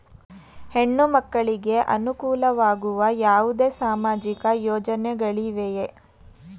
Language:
Kannada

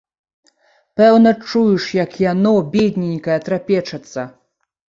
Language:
Belarusian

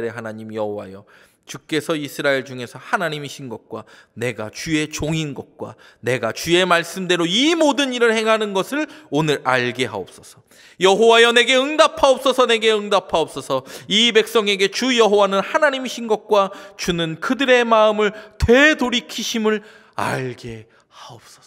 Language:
Korean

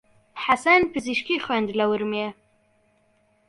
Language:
Central Kurdish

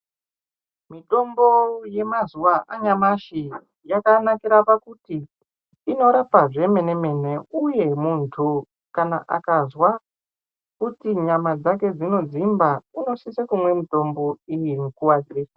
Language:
Ndau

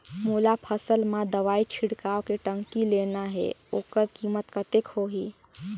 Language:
Chhattisgarhi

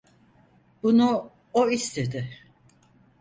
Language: Turkish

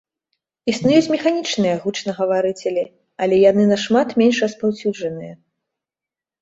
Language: Belarusian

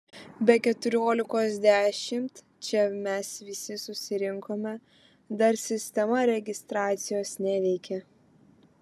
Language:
Lithuanian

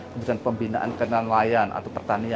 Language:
Indonesian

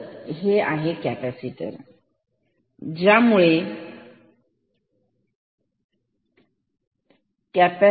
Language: Marathi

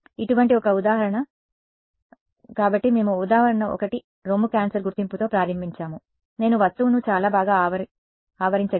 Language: Telugu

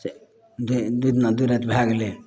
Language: Maithili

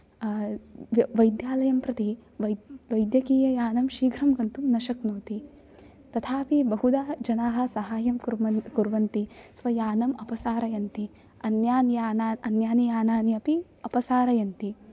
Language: Sanskrit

